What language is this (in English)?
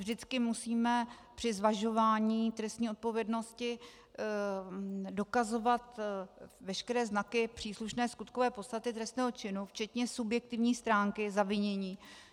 Czech